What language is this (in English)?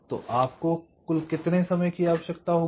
Hindi